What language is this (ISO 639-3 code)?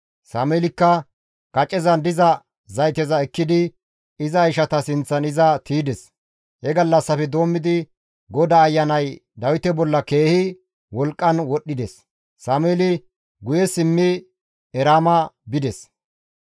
gmv